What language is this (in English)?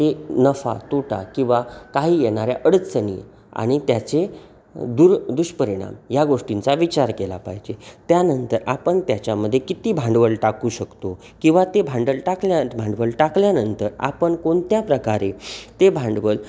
Marathi